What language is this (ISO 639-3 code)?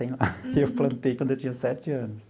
por